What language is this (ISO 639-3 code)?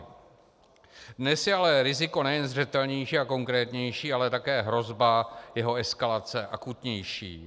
ces